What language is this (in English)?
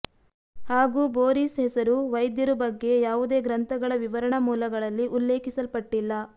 Kannada